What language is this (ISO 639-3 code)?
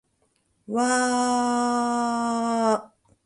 jpn